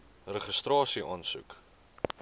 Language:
Afrikaans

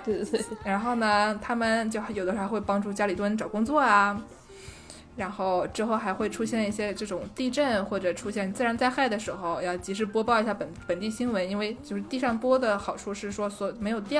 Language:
Chinese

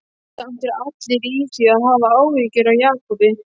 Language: Icelandic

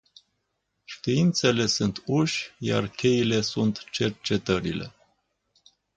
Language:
Romanian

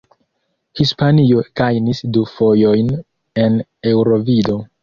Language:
Esperanto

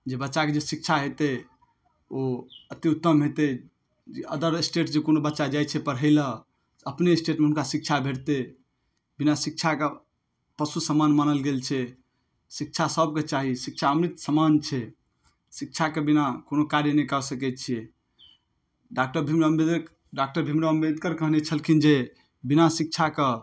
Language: Maithili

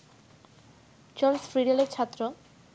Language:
Bangla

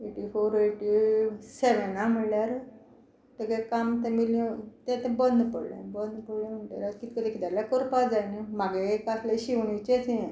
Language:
Konkani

